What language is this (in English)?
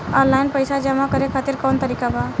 Bhojpuri